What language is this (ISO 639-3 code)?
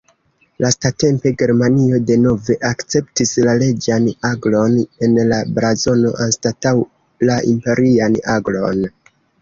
epo